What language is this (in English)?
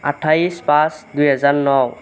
Assamese